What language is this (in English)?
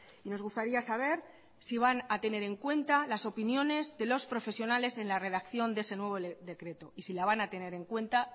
Spanish